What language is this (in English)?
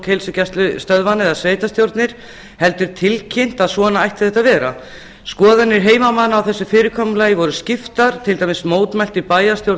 Icelandic